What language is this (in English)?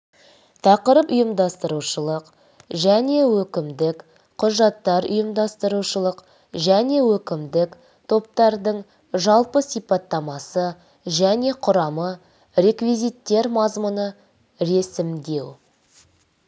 Kazakh